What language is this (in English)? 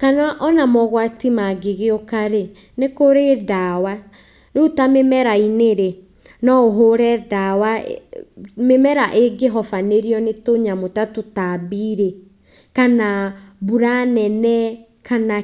Kikuyu